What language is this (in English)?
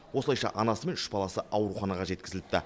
Kazakh